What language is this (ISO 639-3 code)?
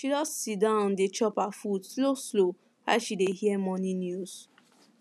pcm